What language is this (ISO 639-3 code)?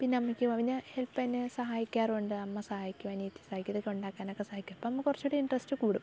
mal